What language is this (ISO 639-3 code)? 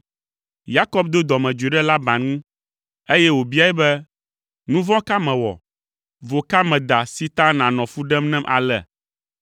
ewe